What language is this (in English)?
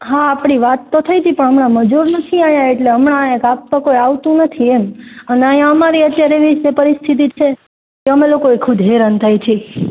Gujarati